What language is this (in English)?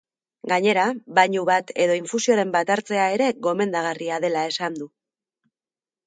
Basque